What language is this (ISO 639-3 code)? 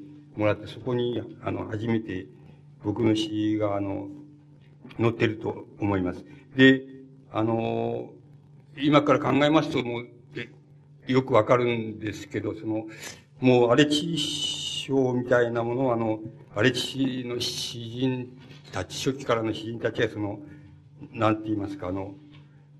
jpn